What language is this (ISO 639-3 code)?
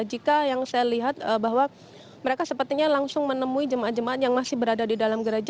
ind